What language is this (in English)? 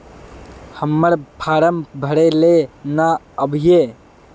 Magahi